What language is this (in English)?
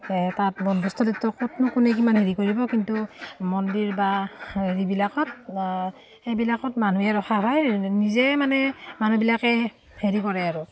Assamese